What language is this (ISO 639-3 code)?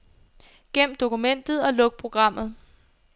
dan